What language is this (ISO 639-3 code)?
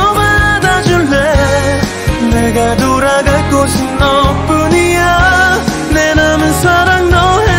kor